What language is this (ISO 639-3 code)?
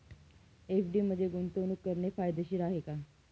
mar